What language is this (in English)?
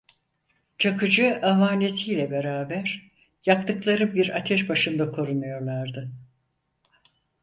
Turkish